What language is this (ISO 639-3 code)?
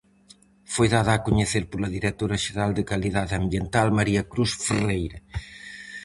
glg